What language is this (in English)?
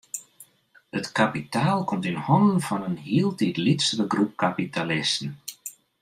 Western Frisian